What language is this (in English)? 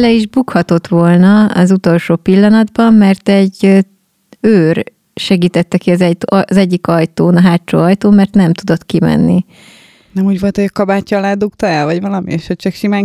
Hungarian